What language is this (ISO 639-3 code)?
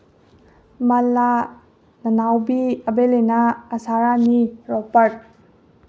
mni